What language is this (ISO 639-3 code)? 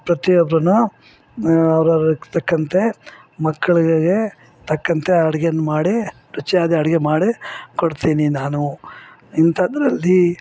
kan